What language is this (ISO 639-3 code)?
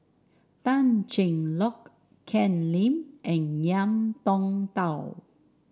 eng